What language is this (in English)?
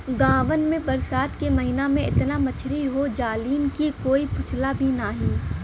Bhojpuri